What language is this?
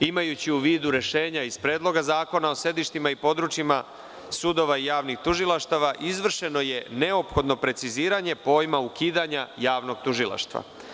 Serbian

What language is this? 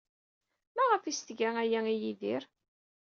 Kabyle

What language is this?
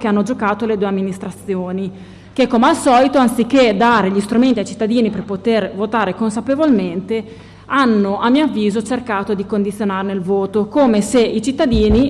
Italian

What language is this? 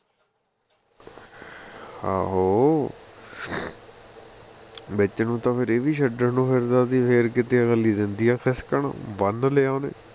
Punjabi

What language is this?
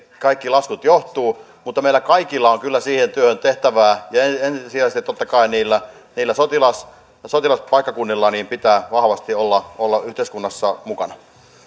Finnish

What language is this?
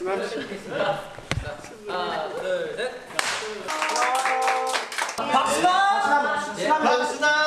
Korean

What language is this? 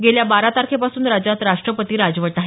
Marathi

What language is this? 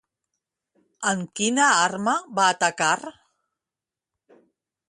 Catalan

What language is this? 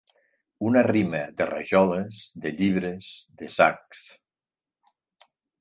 Catalan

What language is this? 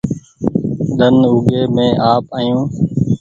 Goaria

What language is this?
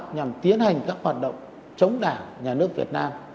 Vietnamese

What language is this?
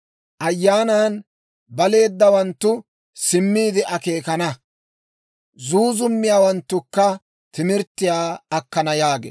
Dawro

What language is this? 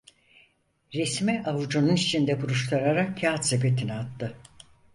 Turkish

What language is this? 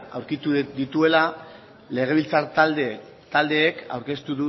Basque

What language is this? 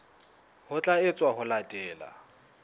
Southern Sotho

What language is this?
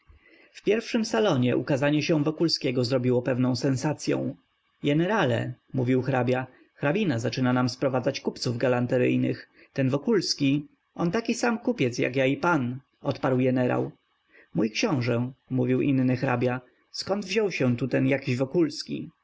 Polish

